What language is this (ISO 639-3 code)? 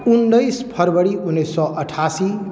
mai